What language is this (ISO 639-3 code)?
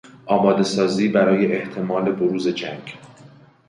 fas